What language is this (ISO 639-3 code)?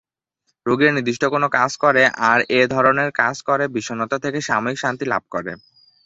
ben